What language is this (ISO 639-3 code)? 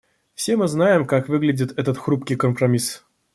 rus